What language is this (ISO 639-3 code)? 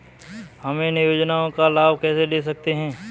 hin